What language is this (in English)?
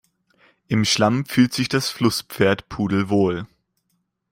German